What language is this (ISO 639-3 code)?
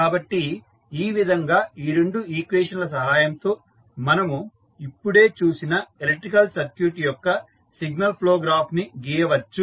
tel